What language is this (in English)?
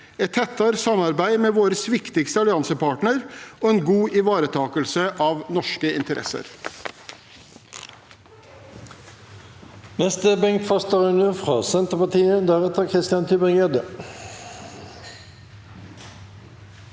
Norwegian